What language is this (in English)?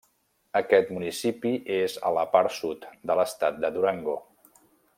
Catalan